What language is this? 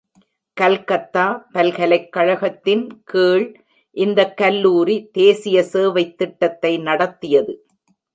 Tamil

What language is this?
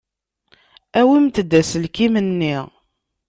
Kabyle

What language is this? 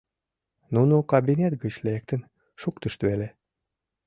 Mari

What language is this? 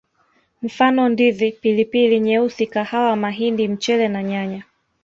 Swahili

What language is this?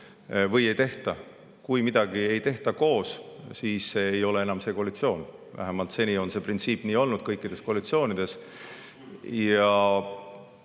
Estonian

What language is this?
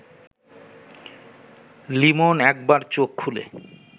Bangla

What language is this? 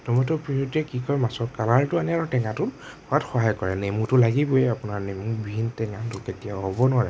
Assamese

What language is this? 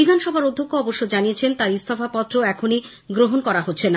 Bangla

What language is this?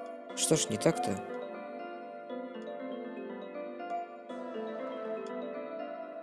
Russian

